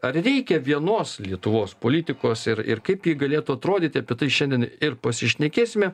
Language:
Lithuanian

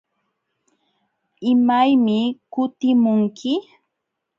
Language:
Jauja Wanca Quechua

